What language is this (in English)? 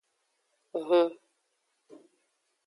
Aja (Benin)